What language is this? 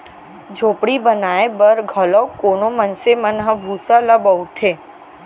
Chhattisgarhi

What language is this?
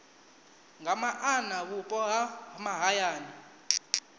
Venda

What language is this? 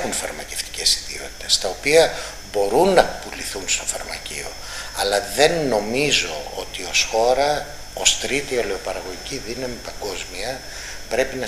Greek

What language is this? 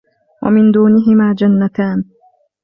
Arabic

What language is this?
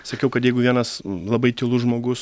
Lithuanian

